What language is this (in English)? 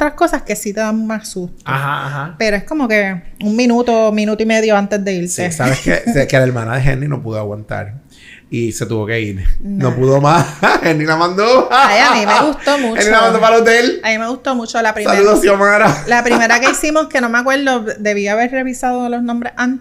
Spanish